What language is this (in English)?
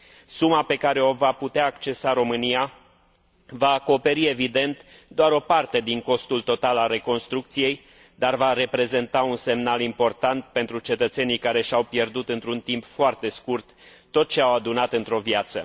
Romanian